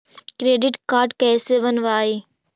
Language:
Magahi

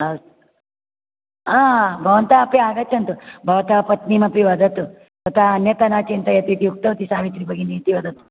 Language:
Sanskrit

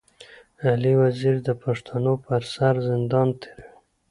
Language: Pashto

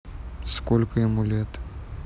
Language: Russian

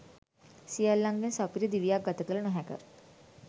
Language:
Sinhala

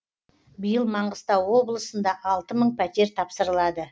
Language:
Kazakh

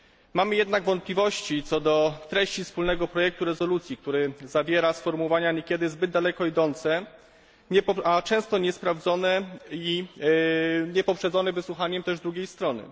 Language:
Polish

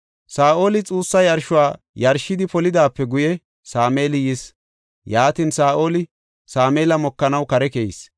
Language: Gofa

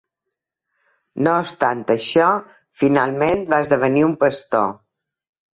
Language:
Catalan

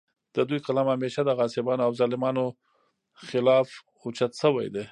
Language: Pashto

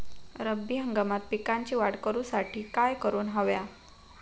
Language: Marathi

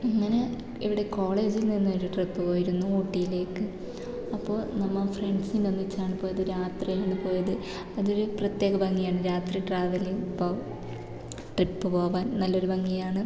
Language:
Malayalam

